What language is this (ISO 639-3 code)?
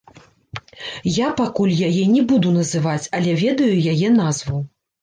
bel